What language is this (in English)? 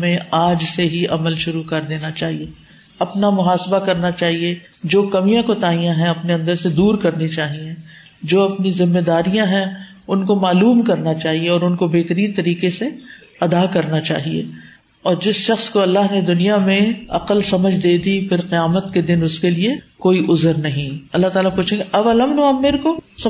Urdu